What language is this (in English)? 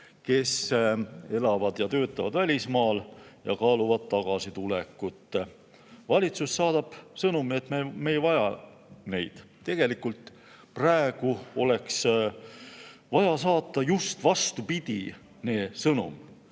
Estonian